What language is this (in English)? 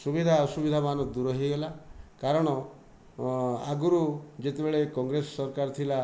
Odia